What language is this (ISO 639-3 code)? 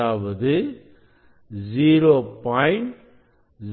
tam